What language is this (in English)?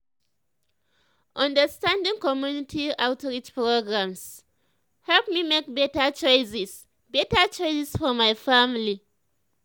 Nigerian Pidgin